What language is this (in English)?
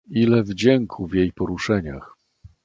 Polish